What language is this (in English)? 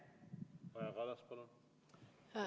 Estonian